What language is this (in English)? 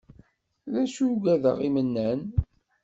Kabyle